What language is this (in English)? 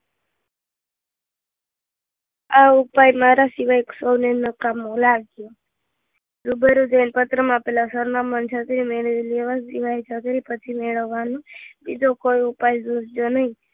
Gujarati